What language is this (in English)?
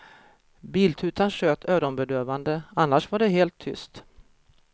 Swedish